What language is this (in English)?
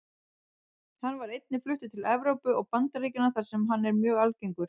Icelandic